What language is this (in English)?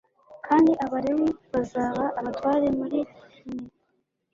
Kinyarwanda